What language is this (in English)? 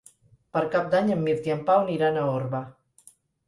Catalan